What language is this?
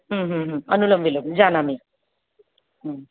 Sanskrit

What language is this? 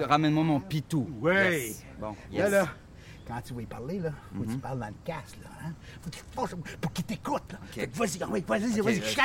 French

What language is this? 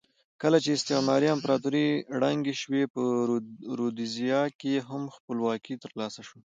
Pashto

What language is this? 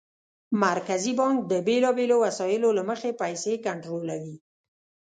Pashto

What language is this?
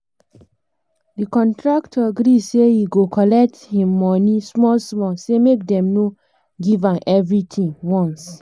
Nigerian Pidgin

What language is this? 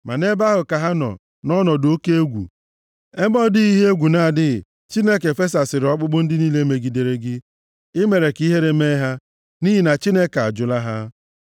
Igbo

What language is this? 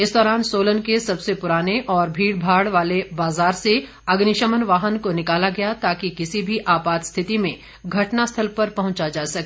Hindi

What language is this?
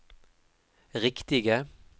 Norwegian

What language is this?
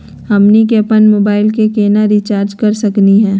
Magahi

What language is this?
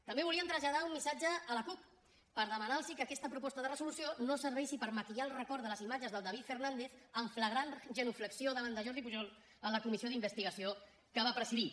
Catalan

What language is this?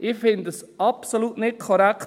Swiss German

